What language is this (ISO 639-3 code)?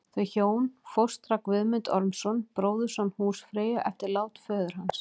isl